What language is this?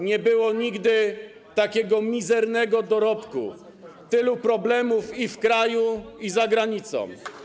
Polish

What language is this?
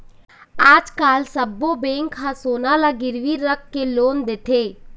Chhattisgarhi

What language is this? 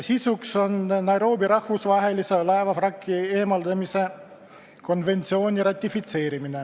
Estonian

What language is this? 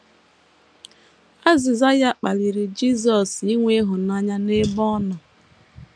Igbo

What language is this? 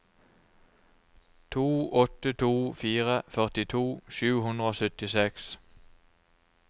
Norwegian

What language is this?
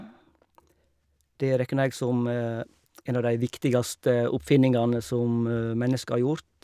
Norwegian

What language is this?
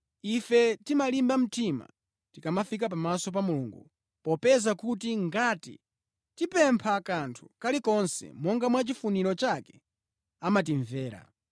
Nyanja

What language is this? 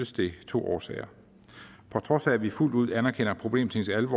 Danish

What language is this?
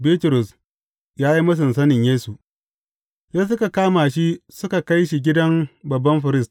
Hausa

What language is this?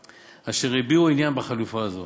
Hebrew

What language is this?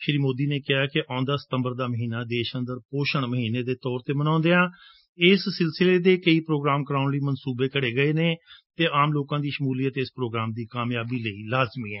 Punjabi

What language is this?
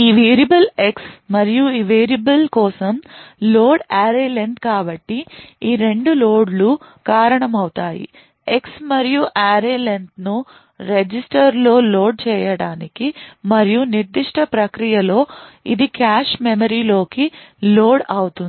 Telugu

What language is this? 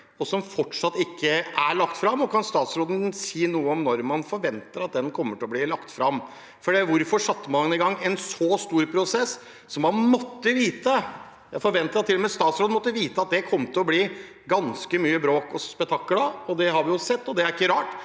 Norwegian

